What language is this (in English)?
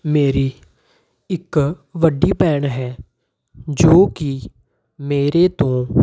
Punjabi